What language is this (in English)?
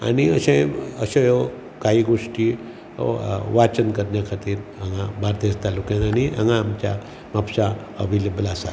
Konkani